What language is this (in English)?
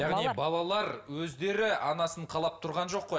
Kazakh